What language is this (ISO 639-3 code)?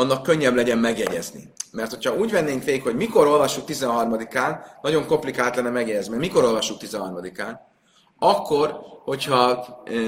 hun